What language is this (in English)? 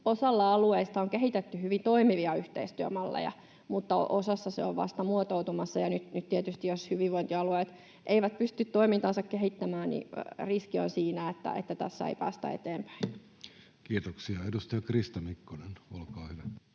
Finnish